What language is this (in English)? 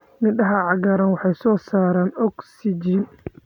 Somali